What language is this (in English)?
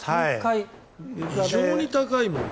Japanese